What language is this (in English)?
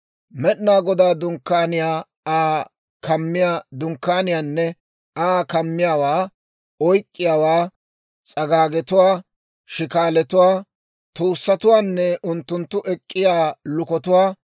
Dawro